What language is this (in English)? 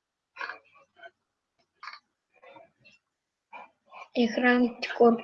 Turkish